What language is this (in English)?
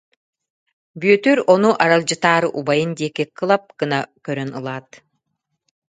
Yakut